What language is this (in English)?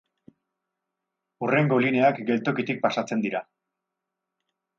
Basque